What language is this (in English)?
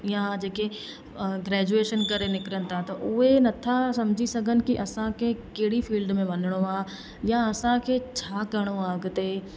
Sindhi